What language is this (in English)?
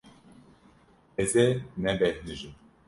Kurdish